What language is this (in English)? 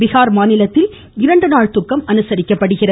Tamil